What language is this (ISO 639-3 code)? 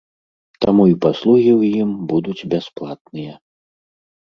bel